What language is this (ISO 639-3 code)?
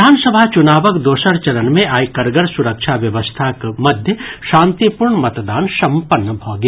mai